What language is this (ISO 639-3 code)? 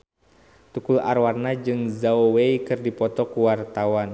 sun